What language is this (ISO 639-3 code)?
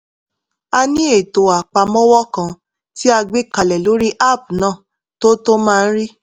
yor